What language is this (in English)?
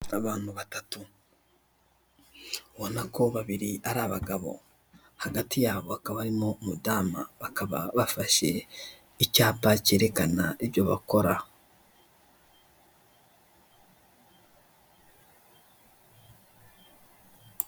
Kinyarwanda